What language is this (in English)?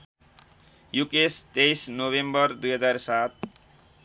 Nepali